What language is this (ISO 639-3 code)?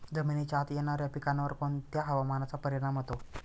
mar